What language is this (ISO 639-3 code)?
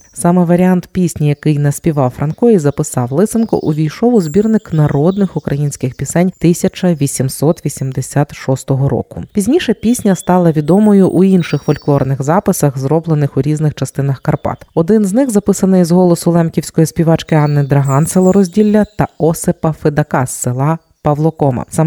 ukr